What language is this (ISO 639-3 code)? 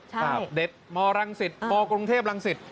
tha